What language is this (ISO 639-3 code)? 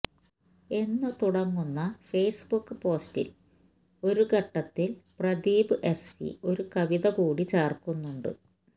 mal